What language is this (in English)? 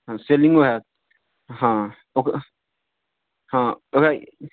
Maithili